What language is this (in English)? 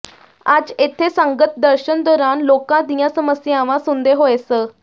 Punjabi